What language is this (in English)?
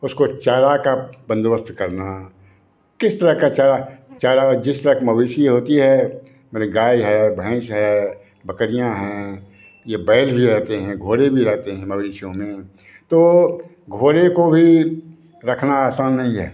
Hindi